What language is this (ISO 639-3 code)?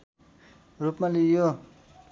nep